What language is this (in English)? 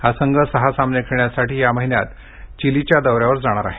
Marathi